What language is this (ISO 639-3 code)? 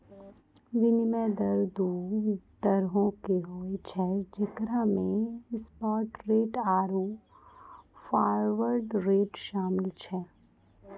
mai